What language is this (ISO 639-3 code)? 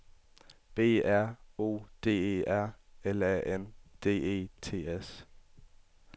dan